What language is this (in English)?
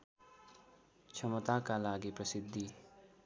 Nepali